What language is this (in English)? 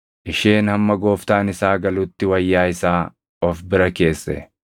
Oromo